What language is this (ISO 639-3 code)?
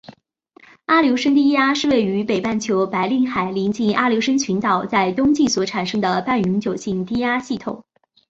zho